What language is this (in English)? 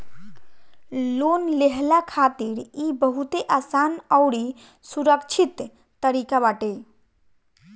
Bhojpuri